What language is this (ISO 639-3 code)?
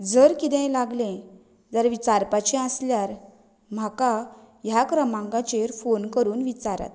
kok